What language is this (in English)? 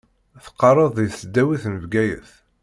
Kabyle